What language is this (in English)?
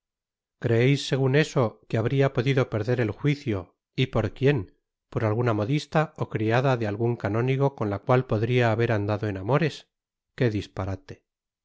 Spanish